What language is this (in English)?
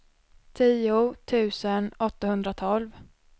Swedish